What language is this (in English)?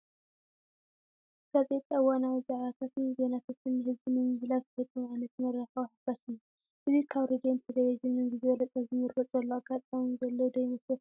Tigrinya